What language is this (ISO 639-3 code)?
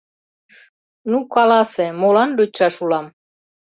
chm